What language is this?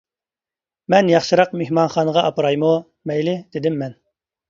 Uyghur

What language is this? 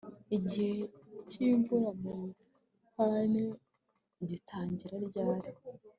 Kinyarwanda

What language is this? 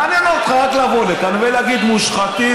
Hebrew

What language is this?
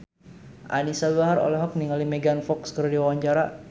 Sundanese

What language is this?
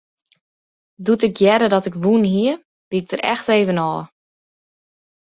Western Frisian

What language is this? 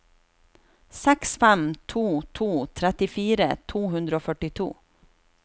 Norwegian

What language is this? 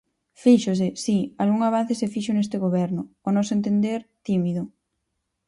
Galician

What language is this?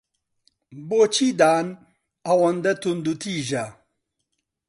Central Kurdish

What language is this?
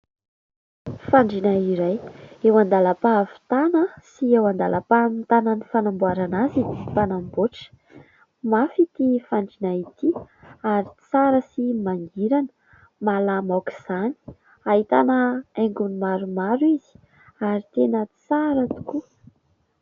Malagasy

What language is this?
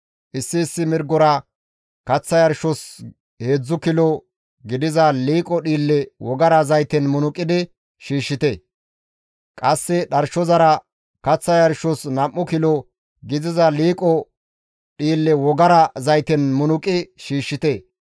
Gamo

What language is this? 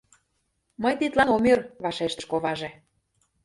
Mari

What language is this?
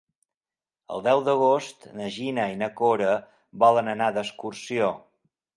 Catalan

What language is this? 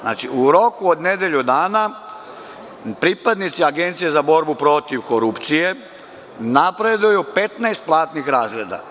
Serbian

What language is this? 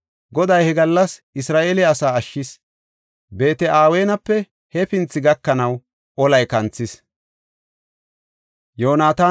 Gofa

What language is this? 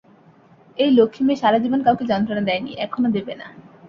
Bangla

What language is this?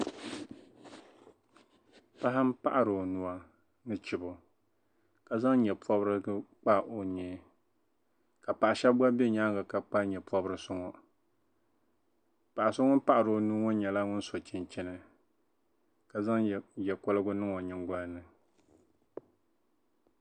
Dagbani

